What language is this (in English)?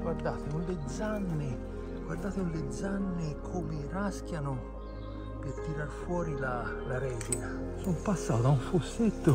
Italian